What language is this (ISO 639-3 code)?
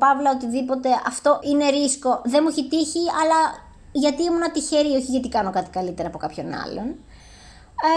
ell